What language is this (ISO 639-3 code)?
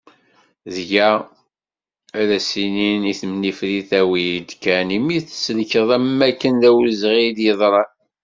kab